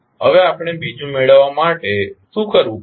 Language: Gujarati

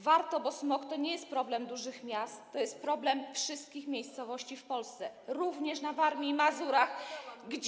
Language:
Polish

